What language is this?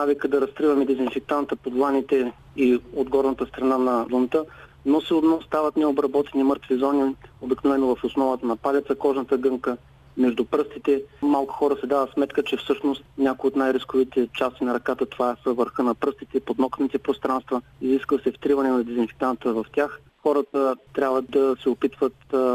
Bulgarian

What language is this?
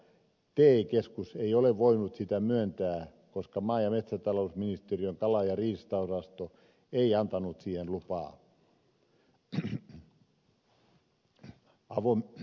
Finnish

